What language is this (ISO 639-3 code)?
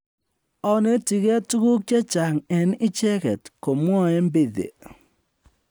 kln